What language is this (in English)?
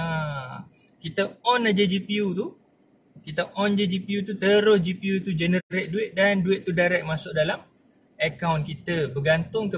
Malay